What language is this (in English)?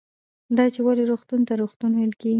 Pashto